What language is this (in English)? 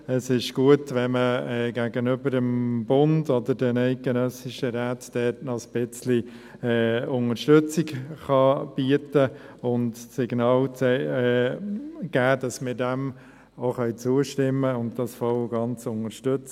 Swiss German